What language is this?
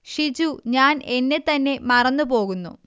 Malayalam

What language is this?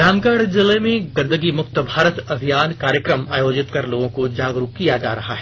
Hindi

